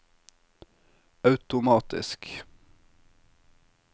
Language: Norwegian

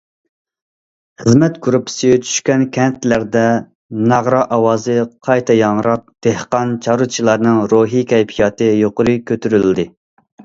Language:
Uyghur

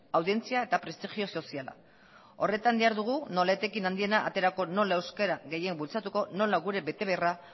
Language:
Basque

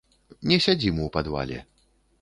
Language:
Belarusian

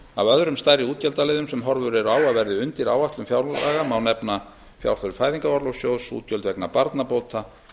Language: Icelandic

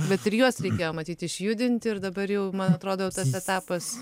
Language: Lithuanian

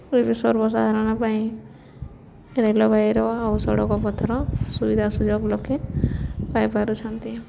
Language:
Odia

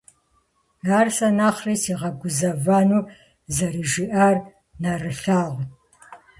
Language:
Kabardian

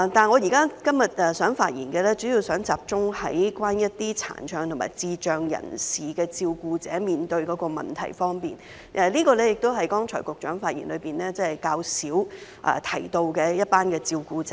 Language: Cantonese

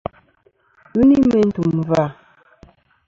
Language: Kom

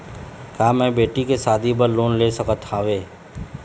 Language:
Chhattisgarhi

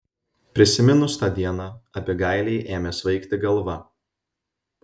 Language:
Lithuanian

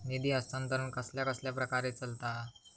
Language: Marathi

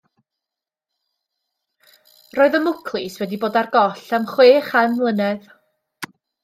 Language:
Welsh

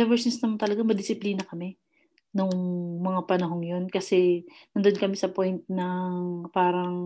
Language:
Filipino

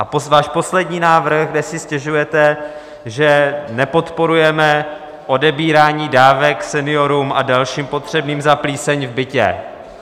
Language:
Czech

